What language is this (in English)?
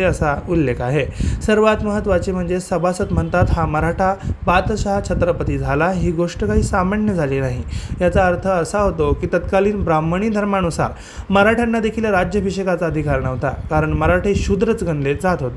Marathi